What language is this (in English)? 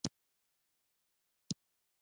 Pashto